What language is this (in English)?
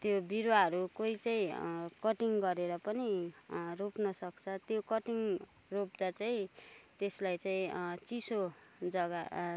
Nepali